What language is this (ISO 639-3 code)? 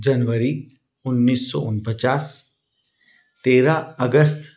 hin